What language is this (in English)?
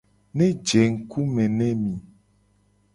Gen